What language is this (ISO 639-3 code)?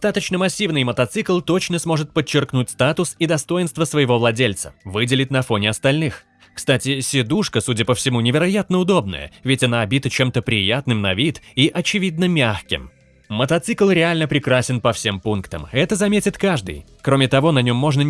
rus